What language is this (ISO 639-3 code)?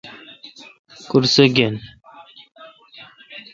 xka